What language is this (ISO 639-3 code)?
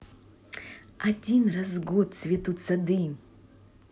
rus